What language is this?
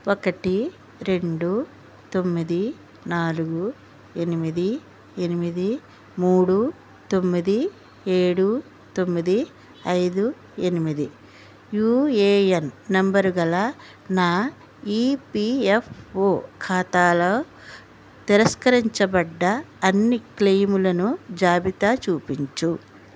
Telugu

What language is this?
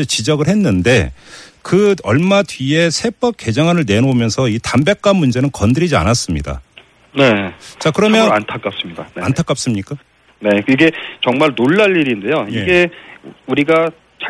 Korean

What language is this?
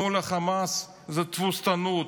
Hebrew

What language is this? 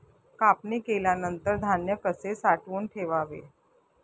Marathi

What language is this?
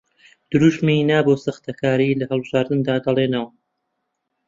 Central Kurdish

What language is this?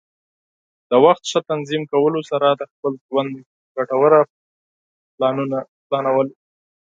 Pashto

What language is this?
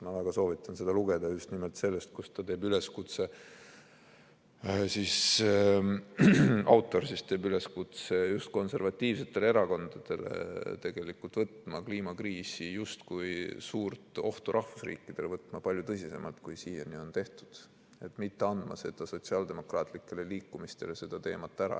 Estonian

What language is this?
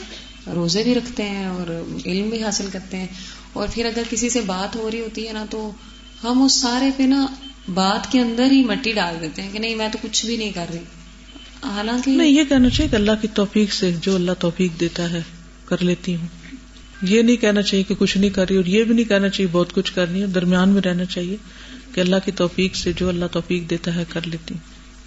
Urdu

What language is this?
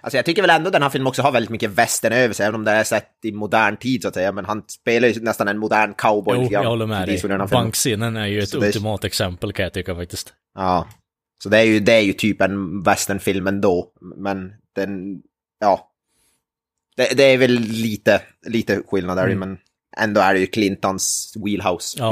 Swedish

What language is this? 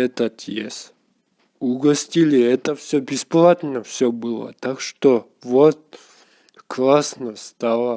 Russian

